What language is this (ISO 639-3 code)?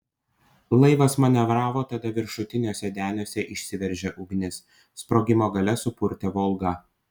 lit